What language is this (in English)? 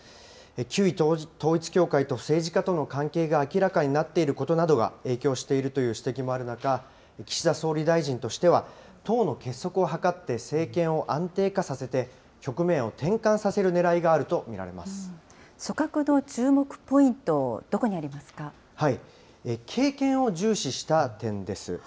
Japanese